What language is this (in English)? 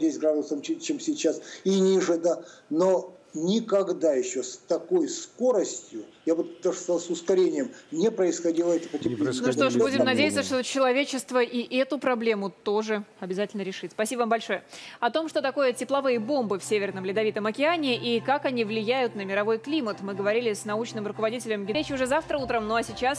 Russian